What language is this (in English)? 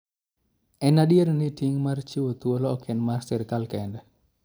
Luo (Kenya and Tanzania)